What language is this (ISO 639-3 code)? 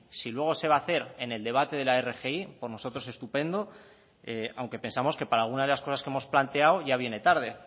spa